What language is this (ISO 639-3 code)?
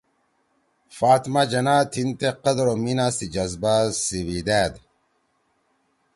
trw